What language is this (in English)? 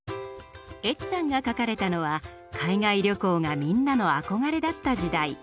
Japanese